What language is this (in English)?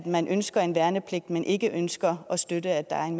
Danish